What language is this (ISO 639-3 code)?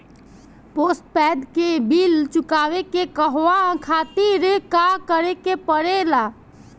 bho